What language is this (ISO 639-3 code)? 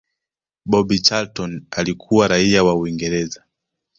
swa